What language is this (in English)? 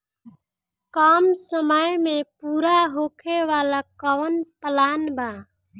Bhojpuri